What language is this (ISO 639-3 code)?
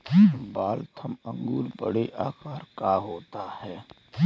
hin